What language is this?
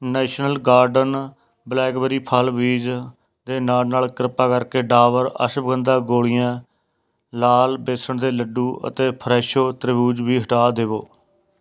Punjabi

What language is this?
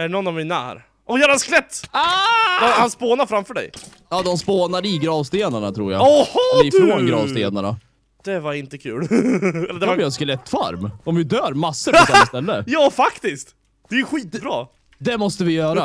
Swedish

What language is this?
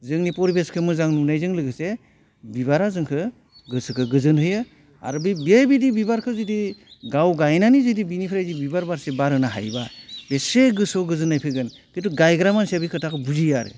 Bodo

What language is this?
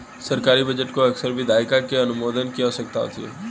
Hindi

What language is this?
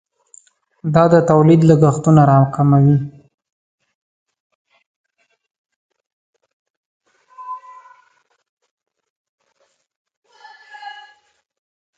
Pashto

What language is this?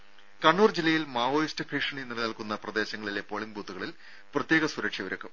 Malayalam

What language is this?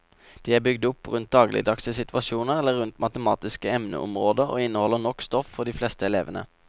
Norwegian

